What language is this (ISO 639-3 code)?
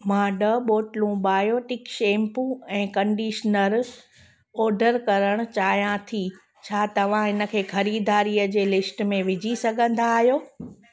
snd